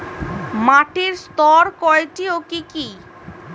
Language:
Bangla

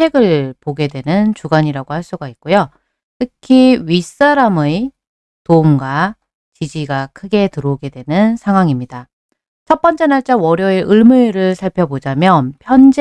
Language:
Korean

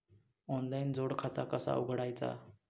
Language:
Marathi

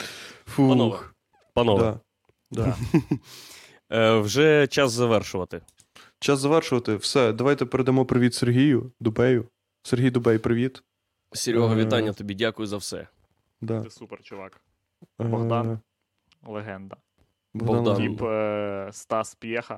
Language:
Ukrainian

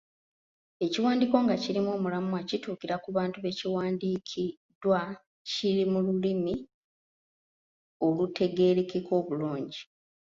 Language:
Ganda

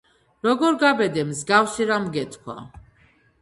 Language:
Georgian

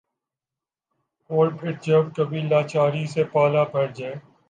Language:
Urdu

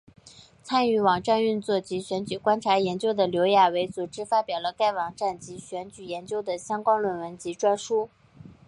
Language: Chinese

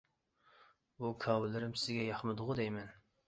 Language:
Uyghur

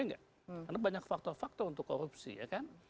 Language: Indonesian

